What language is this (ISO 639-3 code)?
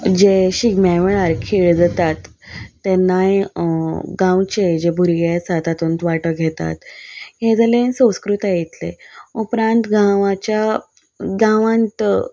kok